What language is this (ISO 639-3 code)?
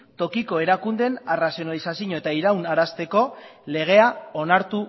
eus